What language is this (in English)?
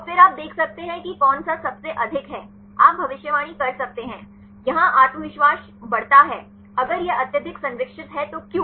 Hindi